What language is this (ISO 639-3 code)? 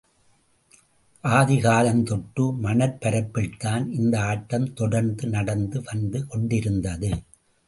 tam